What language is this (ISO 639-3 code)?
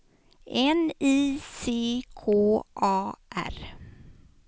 swe